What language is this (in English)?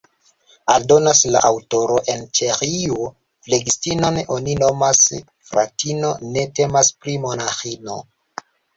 Esperanto